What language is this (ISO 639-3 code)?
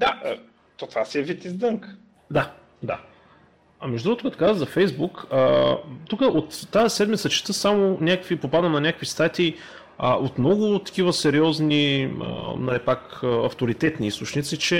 bul